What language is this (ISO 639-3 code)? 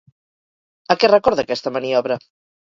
cat